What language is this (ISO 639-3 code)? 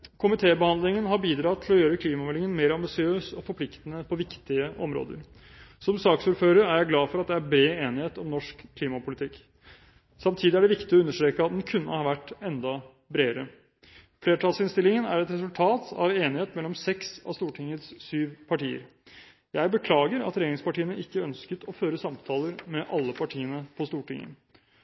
nob